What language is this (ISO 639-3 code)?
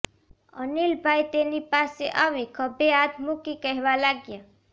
guj